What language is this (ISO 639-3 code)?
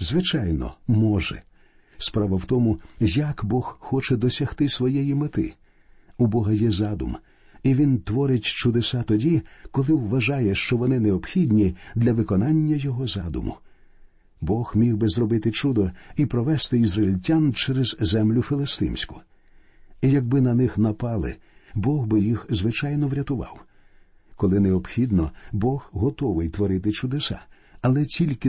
ukr